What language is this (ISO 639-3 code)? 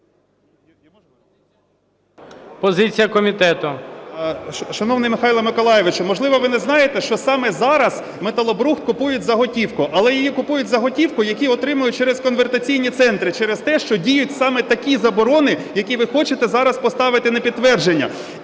ukr